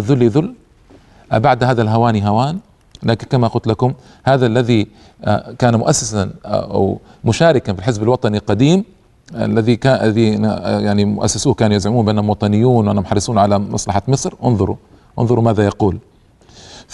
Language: Arabic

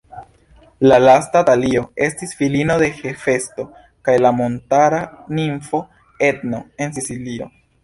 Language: Esperanto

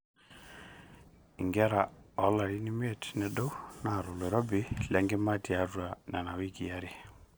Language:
Masai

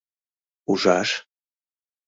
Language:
Mari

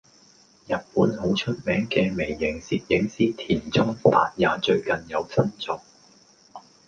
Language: Cantonese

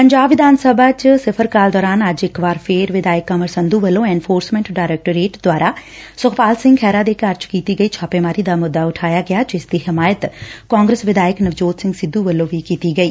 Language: Punjabi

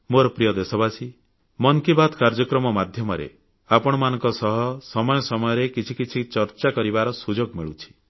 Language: Odia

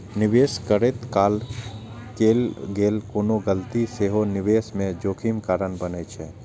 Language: Maithili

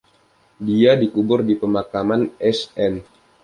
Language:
Indonesian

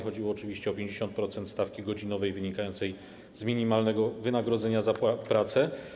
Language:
Polish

